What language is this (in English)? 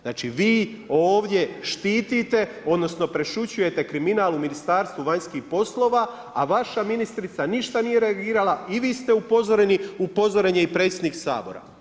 Croatian